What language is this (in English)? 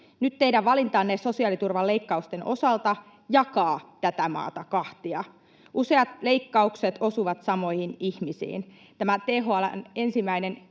Finnish